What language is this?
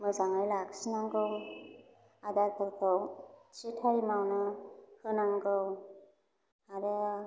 Bodo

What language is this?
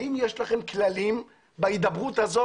Hebrew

